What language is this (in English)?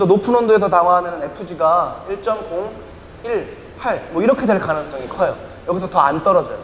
Korean